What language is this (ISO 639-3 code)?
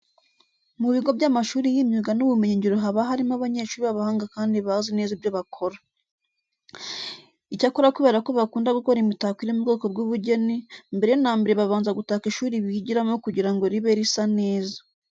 kin